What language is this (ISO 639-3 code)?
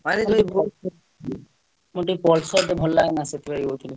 ori